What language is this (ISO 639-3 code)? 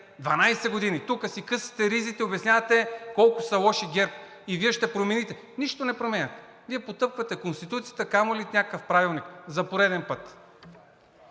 bul